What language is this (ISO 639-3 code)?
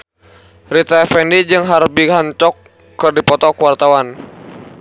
sun